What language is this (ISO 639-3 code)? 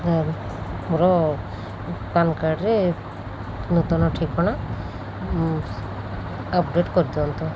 ori